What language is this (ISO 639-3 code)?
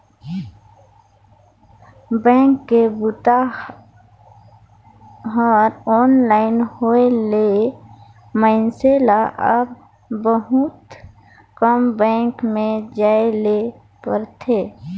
hne